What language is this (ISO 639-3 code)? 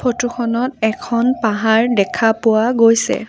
asm